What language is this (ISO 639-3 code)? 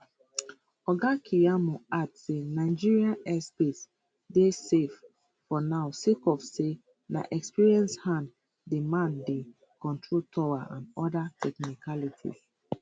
pcm